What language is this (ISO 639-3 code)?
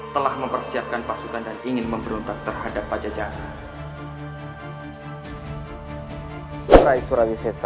ind